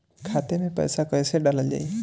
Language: Bhojpuri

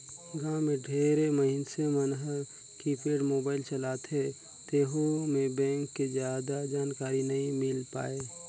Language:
Chhattisgarhi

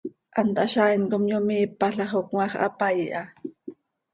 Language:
Seri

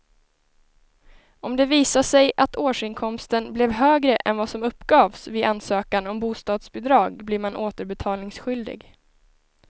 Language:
Swedish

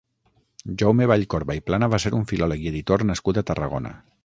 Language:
Catalan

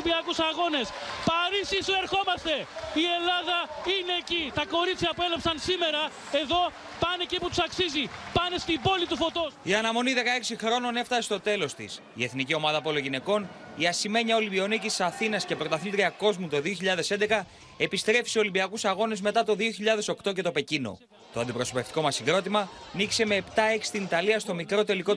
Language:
Greek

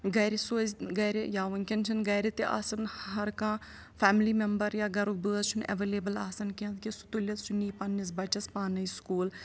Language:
Kashmiri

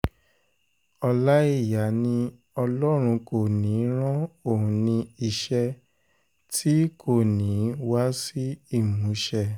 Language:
Yoruba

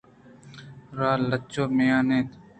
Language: Eastern Balochi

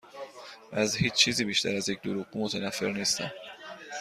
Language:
Persian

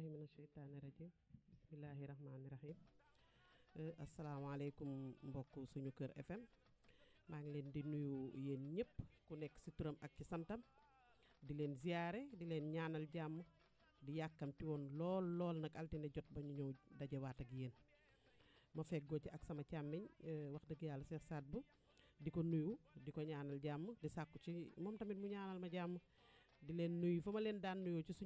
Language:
Indonesian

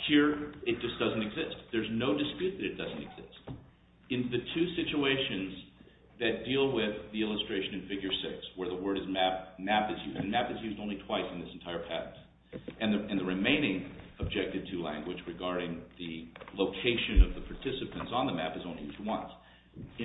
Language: English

